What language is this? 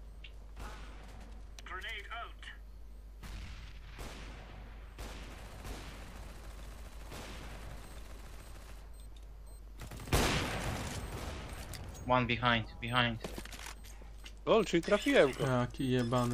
Polish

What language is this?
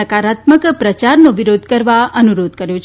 Gujarati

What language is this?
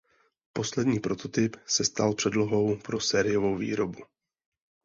Czech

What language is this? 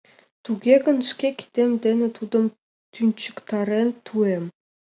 Mari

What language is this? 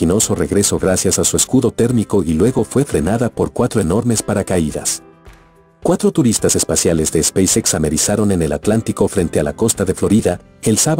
Spanish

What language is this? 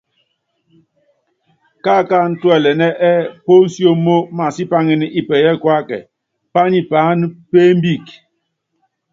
Yangben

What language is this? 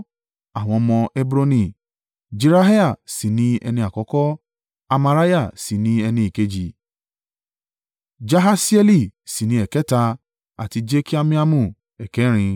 Yoruba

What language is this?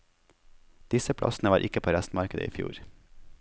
Norwegian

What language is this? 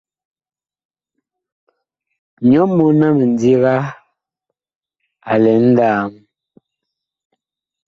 Bakoko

